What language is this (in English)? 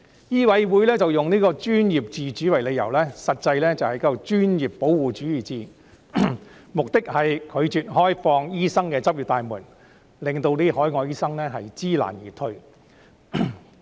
Cantonese